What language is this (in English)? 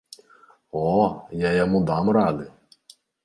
Belarusian